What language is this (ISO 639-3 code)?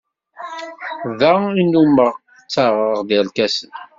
kab